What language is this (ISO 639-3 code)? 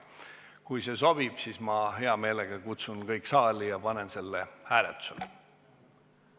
est